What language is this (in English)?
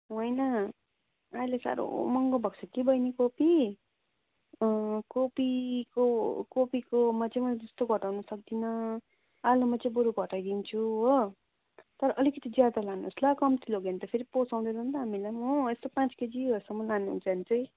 Nepali